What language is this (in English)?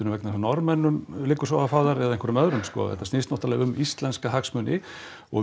Icelandic